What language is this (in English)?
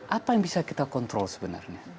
Indonesian